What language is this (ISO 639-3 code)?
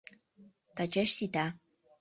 chm